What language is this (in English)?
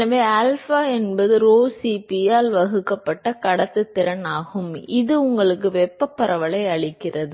Tamil